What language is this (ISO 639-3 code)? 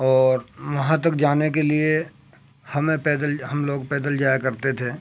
urd